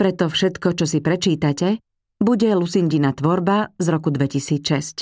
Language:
Slovak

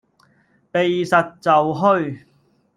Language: Cantonese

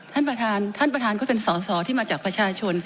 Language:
Thai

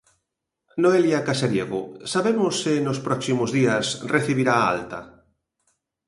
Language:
Galician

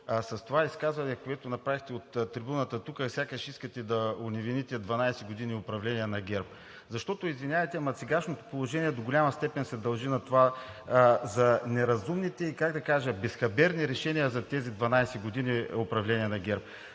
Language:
Bulgarian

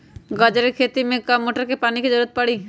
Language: Magahi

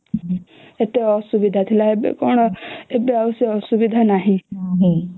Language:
Odia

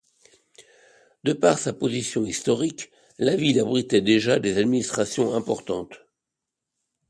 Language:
French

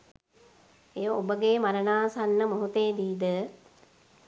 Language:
Sinhala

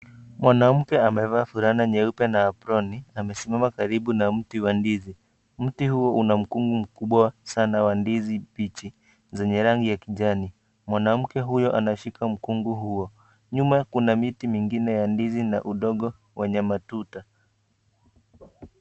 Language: Swahili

